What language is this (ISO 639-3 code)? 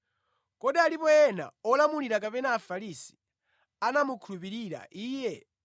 nya